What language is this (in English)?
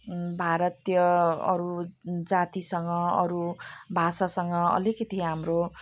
Nepali